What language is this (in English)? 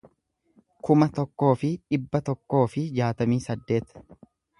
Oromo